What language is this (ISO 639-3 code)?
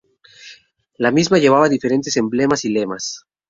spa